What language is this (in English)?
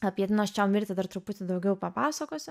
Lithuanian